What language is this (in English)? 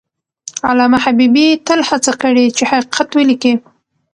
Pashto